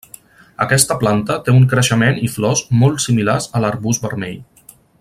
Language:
Catalan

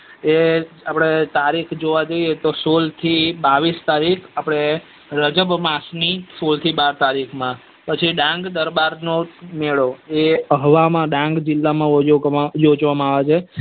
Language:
Gujarati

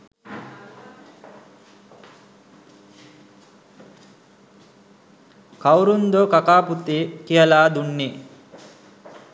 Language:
Sinhala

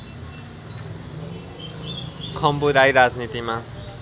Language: Nepali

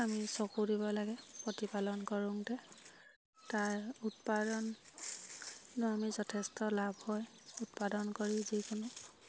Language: Assamese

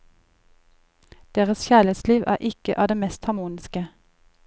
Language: Norwegian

